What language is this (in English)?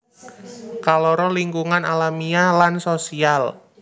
Javanese